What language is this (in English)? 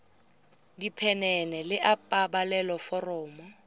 Tswana